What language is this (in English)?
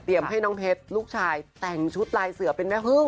Thai